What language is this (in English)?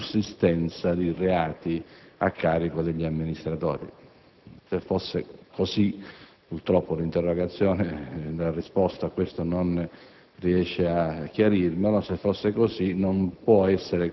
Italian